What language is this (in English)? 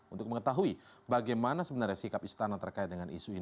Indonesian